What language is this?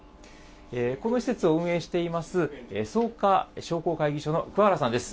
Japanese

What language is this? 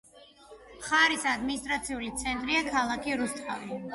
Georgian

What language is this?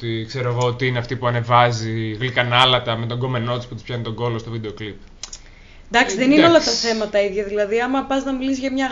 Greek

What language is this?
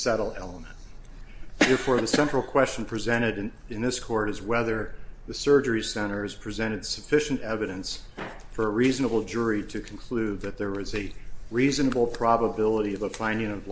English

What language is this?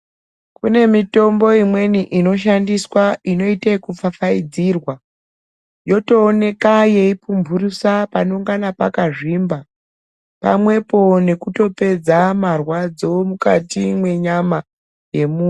Ndau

